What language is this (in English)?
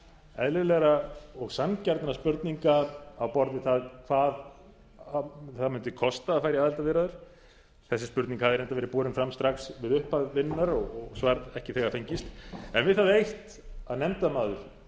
Icelandic